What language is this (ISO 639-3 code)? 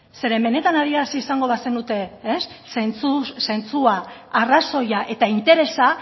eus